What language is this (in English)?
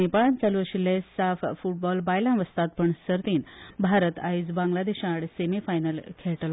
Konkani